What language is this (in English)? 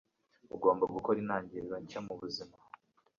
Kinyarwanda